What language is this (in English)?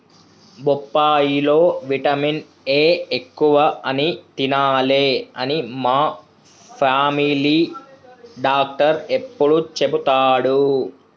Telugu